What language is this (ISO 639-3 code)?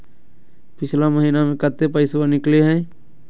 mag